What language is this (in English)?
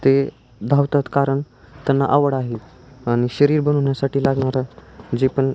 Marathi